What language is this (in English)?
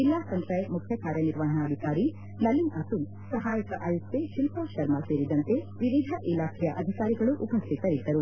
Kannada